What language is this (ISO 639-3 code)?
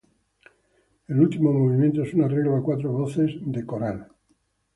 spa